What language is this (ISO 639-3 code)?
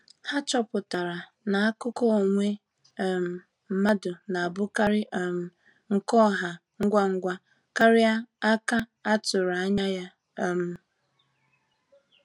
ibo